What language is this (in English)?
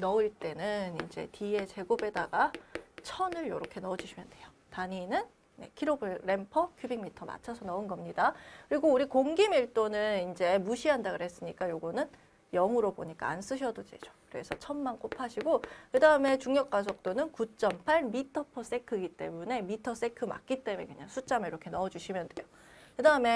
Korean